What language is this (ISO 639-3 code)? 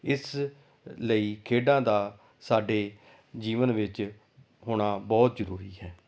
pan